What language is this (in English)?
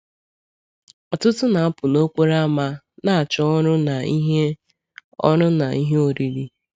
Igbo